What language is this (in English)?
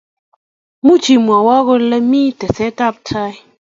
Kalenjin